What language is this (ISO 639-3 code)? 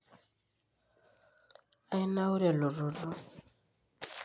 mas